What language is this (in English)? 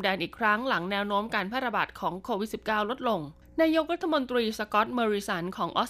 Thai